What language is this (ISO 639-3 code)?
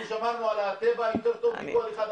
heb